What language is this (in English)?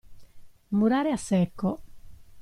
Italian